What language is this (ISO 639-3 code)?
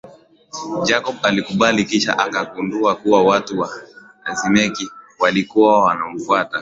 swa